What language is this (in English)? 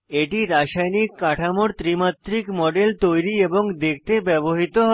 Bangla